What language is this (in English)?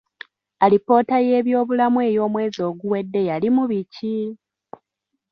Ganda